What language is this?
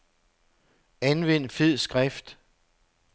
Danish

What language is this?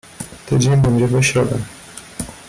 Polish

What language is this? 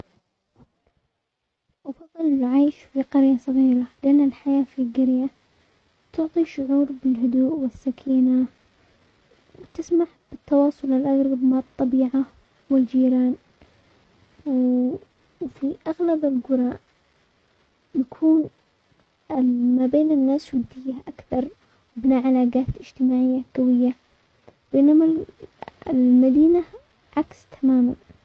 Omani Arabic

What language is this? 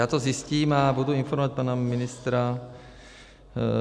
Czech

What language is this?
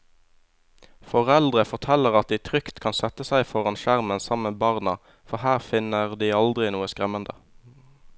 Norwegian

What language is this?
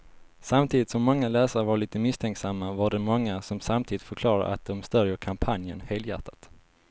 Swedish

